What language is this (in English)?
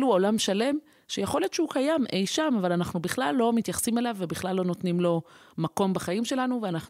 Hebrew